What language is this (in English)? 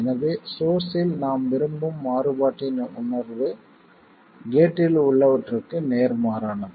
Tamil